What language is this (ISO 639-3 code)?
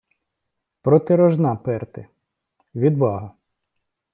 ukr